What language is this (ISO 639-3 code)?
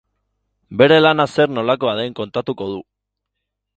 eus